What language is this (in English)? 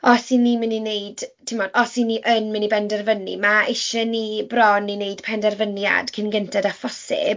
Welsh